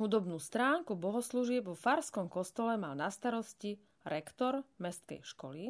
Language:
Slovak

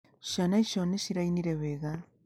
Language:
Kikuyu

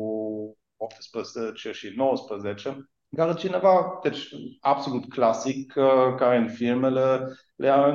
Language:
Romanian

